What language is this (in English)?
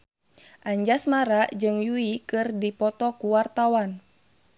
Sundanese